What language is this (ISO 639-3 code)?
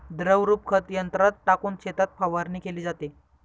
mar